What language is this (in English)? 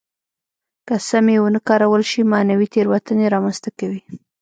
Pashto